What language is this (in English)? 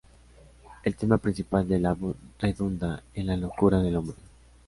Spanish